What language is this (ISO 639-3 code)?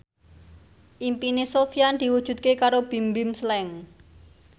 jav